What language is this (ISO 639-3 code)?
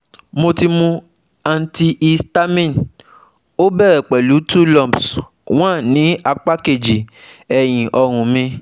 yor